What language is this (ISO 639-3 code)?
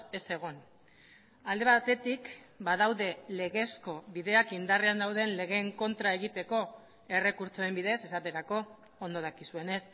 eus